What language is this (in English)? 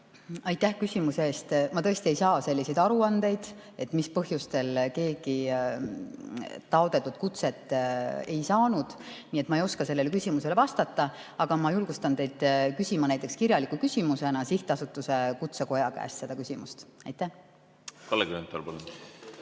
Estonian